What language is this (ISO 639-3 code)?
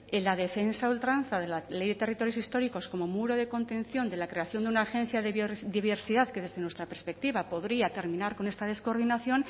spa